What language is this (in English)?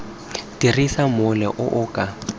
Tswana